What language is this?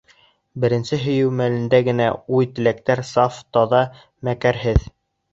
Bashkir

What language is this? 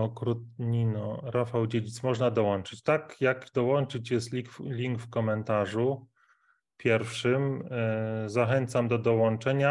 Polish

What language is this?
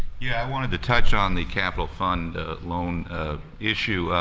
English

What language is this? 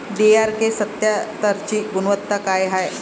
Marathi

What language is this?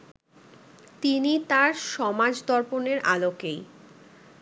Bangla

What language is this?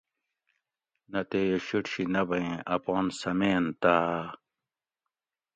Gawri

